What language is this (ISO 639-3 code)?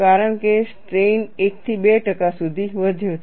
guj